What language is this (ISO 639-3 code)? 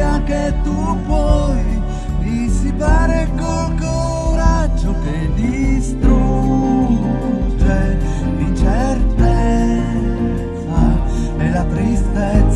ita